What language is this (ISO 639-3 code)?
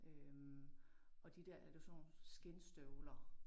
dan